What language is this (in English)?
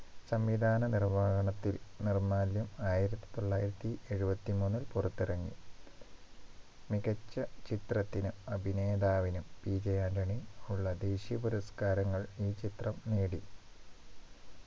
Malayalam